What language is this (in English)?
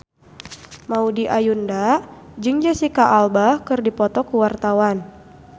Sundanese